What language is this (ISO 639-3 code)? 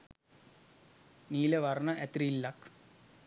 sin